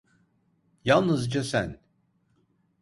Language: Turkish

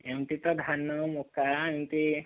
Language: Odia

